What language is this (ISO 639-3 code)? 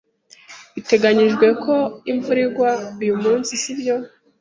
kin